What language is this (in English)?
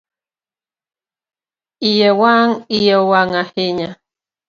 Luo (Kenya and Tanzania)